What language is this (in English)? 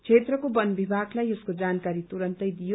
Nepali